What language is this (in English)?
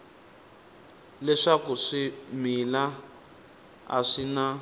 Tsonga